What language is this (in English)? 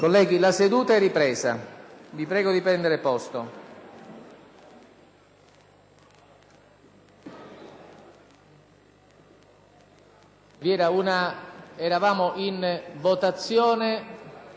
Italian